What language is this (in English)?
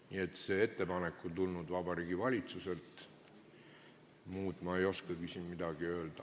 Estonian